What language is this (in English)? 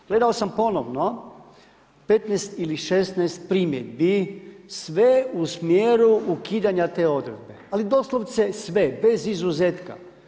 Croatian